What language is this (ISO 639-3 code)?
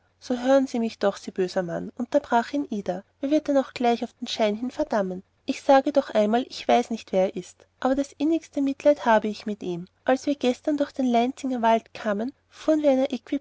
deu